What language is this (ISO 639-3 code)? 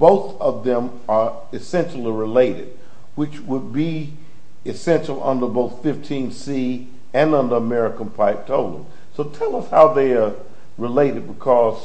eng